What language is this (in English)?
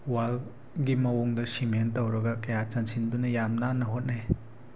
Manipuri